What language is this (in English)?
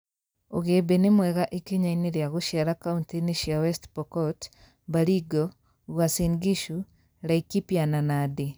Kikuyu